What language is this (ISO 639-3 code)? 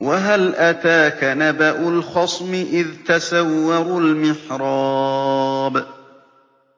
ara